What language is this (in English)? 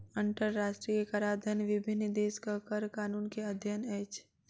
Maithili